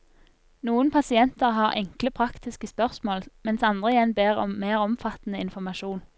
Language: Norwegian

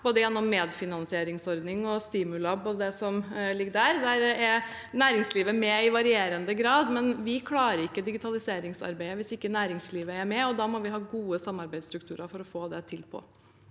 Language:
Norwegian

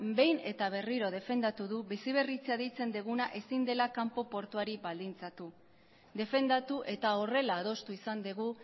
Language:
Basque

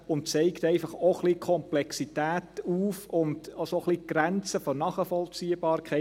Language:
Swiss German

